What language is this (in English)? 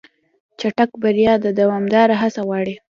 Pashto